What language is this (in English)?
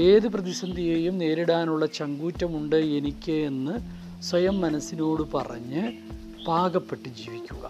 Malayalam